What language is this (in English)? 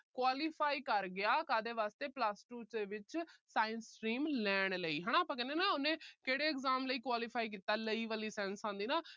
Punjabi